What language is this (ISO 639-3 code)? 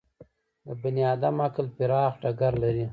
pus